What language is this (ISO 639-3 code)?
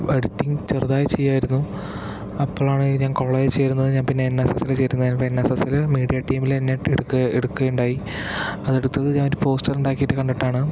mal